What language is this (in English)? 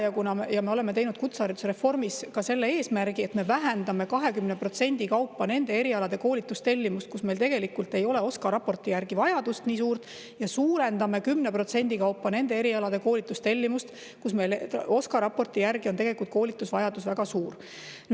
Estonian